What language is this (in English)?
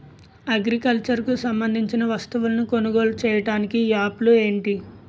Telugu